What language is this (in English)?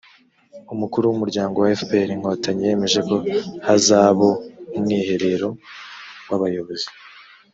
Kinyarwanda